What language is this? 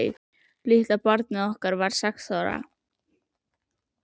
Icelandic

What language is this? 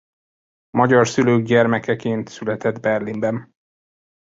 Hungarian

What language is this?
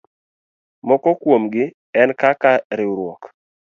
Luo (Kenya and Tanzania)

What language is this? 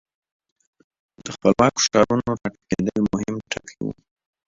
Pashto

